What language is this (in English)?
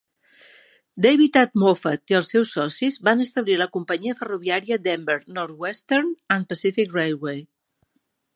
Catalan